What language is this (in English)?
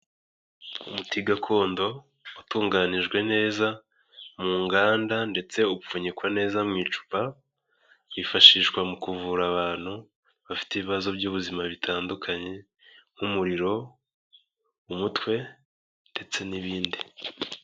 Kinyarwanda